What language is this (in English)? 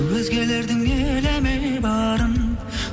Kazakh